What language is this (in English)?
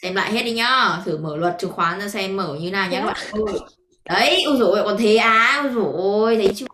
Vietnamese